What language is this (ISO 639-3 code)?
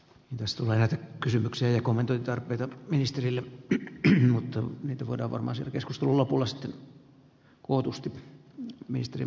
fin